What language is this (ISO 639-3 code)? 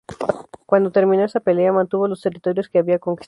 spa